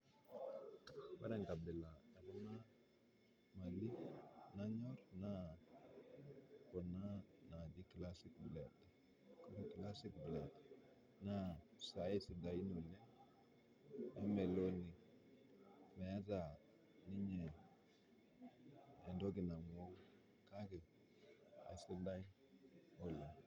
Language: Masai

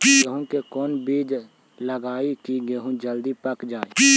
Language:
Magahi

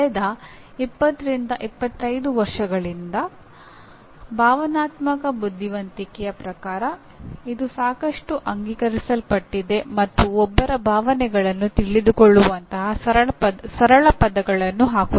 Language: Kannada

